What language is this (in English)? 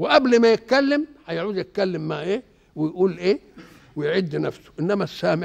Arabic